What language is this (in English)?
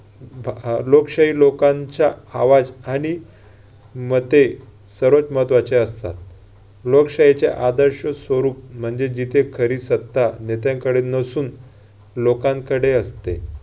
Marathi